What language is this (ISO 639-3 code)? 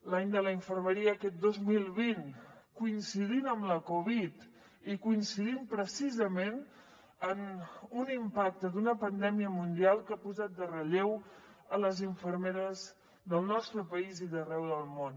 cat